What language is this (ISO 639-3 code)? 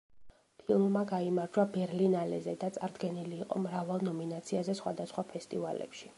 kat